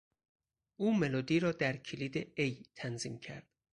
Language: Persian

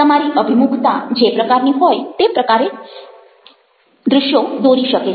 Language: Gujarati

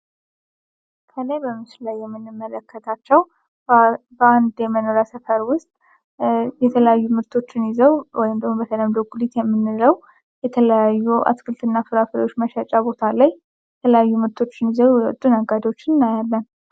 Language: Amharic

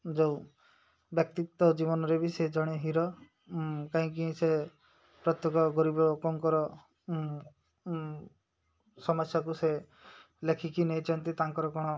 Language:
Odia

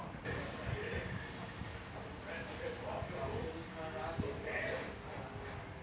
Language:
Chhattisgarhi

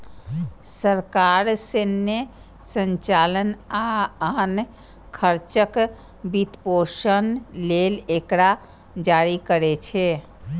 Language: Maithili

